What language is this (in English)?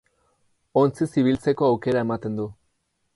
Basque